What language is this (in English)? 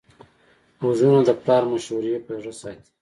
Pashto